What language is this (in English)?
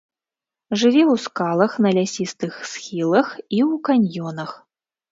Belarusian